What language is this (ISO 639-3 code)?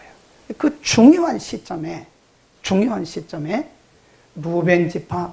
kor